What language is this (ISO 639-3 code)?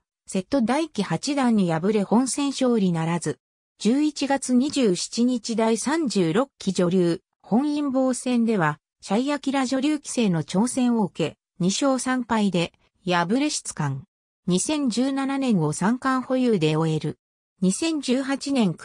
jpn